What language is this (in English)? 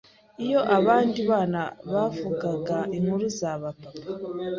Kinyarwanda